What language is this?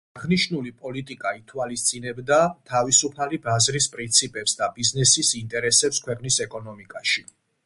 Georgian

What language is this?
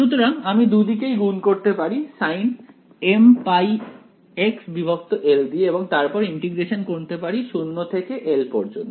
Bangla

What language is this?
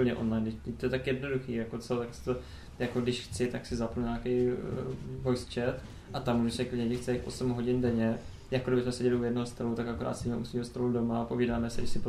Czech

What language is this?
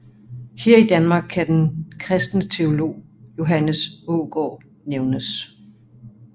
Danish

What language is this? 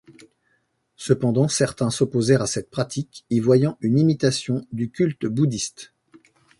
French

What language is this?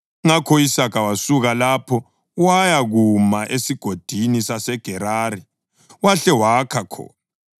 North Ndebele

